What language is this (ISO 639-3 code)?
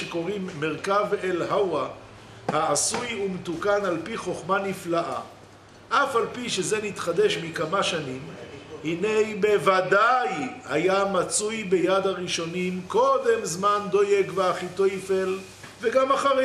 heb